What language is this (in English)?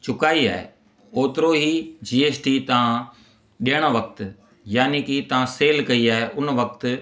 Sindhi